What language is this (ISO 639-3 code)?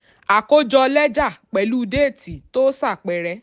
yor